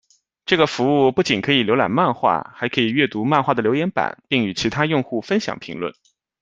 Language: Chinese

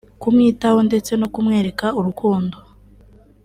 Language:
Kinyarwanda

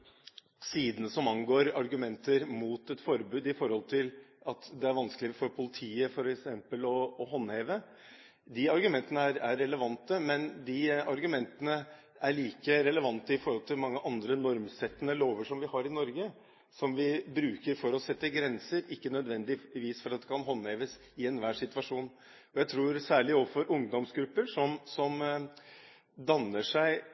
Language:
Norwegian Bokmål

